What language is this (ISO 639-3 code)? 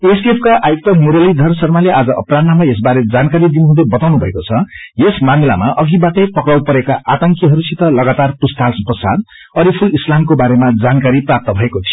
nep